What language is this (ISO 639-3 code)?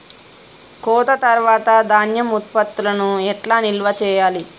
tel